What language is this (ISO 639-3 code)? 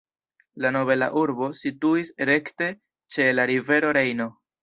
epo